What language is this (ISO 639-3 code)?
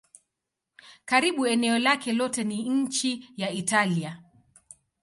swa